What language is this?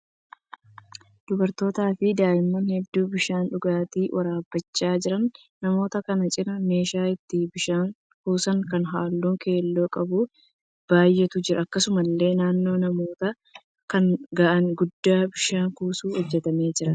Oromo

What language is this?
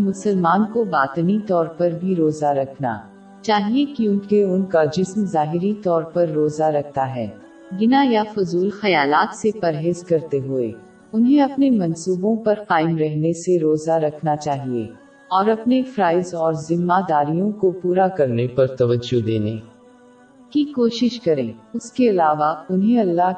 Urdu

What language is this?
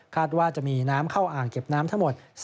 Thai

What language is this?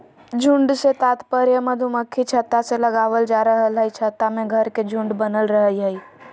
Magahi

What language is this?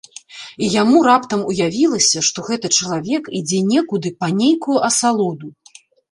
Belarusian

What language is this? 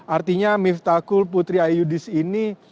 Indonesian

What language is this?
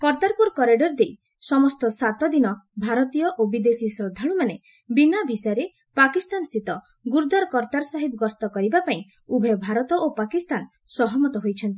Odia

